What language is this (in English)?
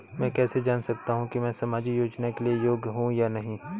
Hindi